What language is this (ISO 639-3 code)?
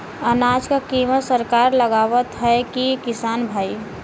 bho